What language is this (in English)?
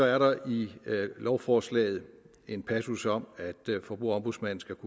Danish